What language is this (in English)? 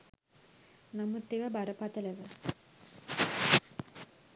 Sinhala